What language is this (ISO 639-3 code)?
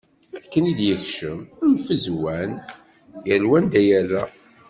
kab